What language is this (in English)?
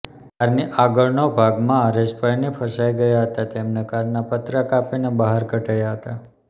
Gujarati